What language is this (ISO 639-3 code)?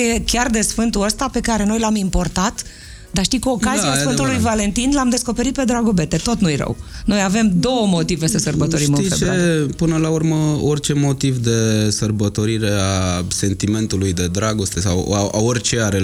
ron